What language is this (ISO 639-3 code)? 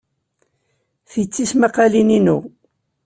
kab